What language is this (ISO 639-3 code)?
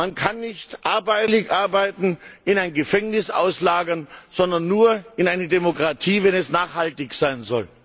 deu